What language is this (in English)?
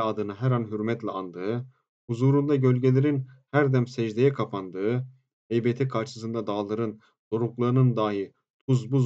Turkish